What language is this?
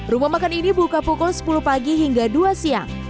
Indonesian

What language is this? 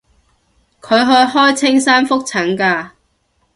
Cantonese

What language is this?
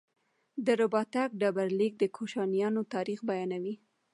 Pashto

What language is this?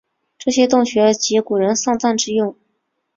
Chinese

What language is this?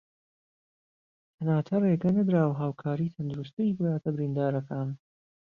Central Kurdish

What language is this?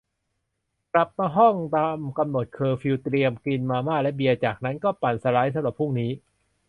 Thai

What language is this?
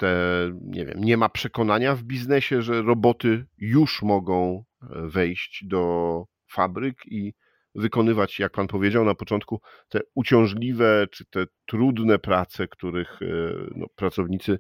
Polish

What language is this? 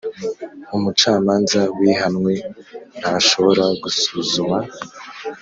Kinyarwanda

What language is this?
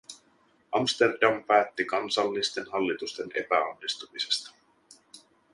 Finnish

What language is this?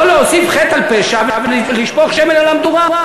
Hebrew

